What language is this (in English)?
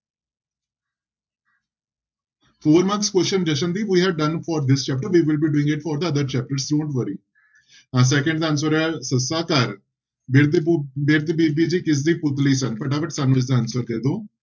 Punjabi